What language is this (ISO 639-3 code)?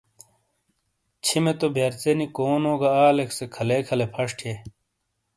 scl